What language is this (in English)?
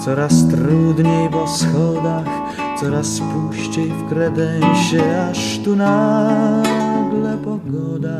Polish